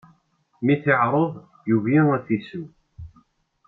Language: Kabyle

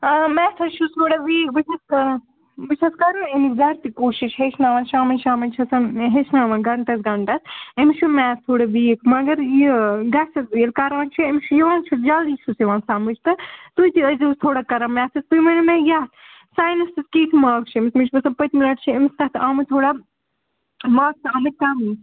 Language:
Kashmiri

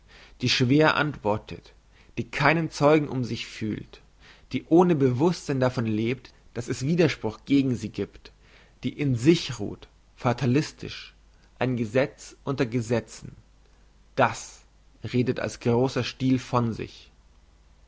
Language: German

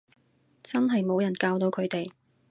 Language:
Cantonese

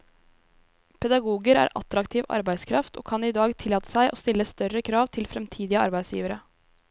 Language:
Norwegian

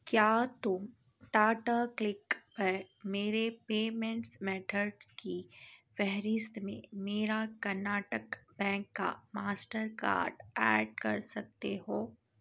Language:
Urdu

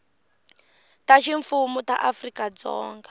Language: Tsonga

